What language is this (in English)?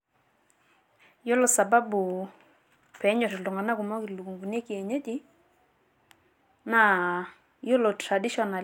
Masai